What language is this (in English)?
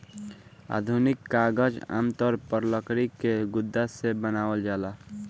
Bhojpuri